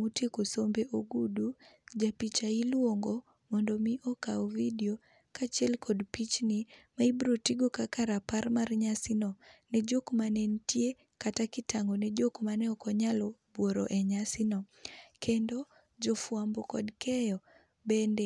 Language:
Luo (Kenya and Tanzania)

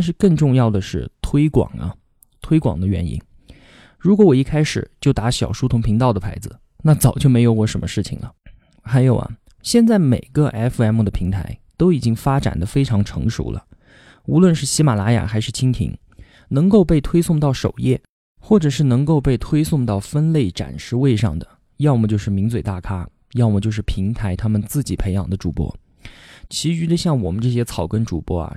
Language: Chinese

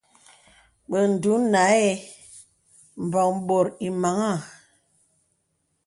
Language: Bebele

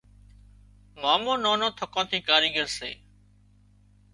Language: Wadiyara Koli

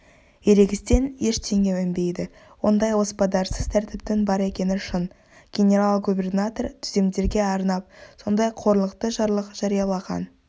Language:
Kazakh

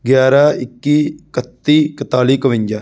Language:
Punjabi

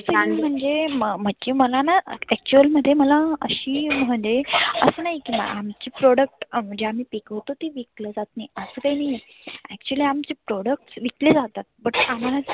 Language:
Marathi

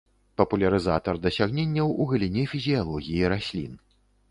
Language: Belarusian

